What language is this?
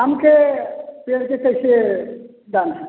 Maithili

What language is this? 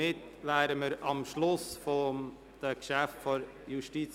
Swiss German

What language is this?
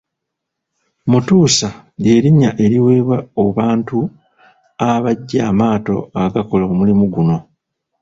Ganda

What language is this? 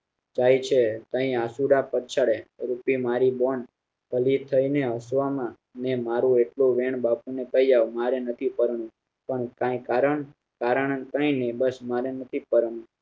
Gujarati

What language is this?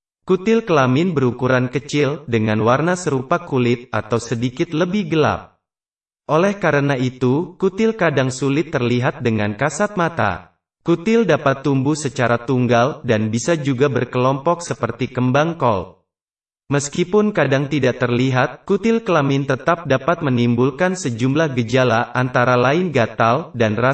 Indonesian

